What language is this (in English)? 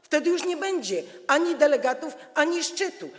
Polish